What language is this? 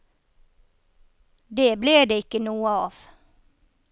Norwegian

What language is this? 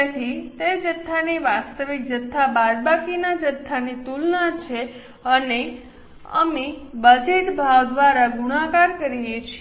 Gujarati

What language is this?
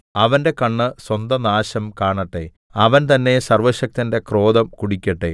Malayalam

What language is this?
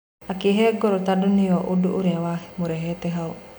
Kikuyu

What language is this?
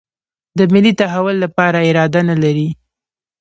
Pashto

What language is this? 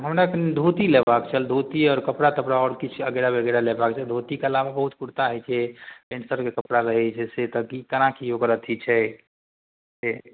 Maithili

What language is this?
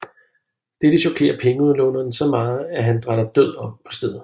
Danish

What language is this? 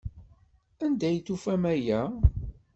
Kabyle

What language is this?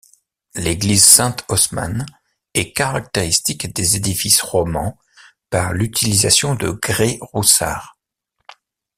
French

